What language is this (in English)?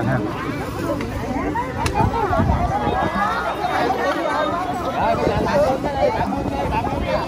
Vietnamese